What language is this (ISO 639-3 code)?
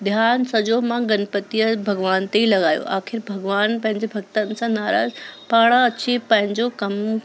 snd